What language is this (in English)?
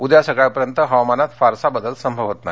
Marathi